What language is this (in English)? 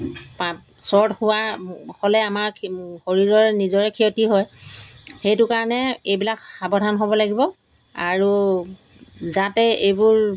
Assamese